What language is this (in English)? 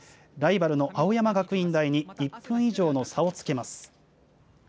Japanese